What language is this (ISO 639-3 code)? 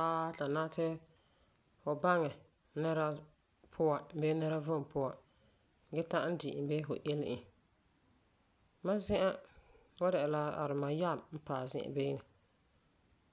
gur